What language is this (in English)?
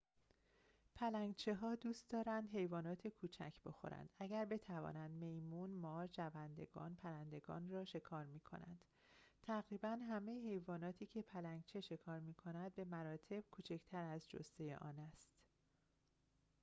Persian